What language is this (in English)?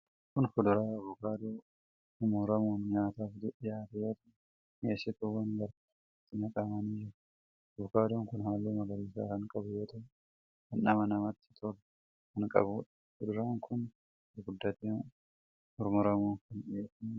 Oromo